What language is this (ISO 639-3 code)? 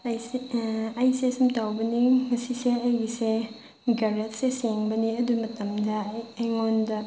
mni